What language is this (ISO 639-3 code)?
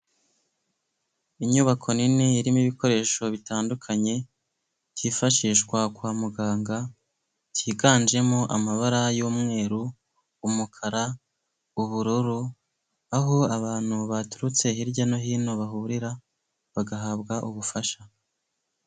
kin